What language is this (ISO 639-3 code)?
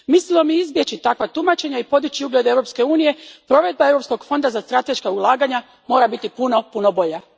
hrv